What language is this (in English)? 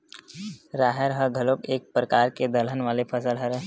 Chhattisgarhi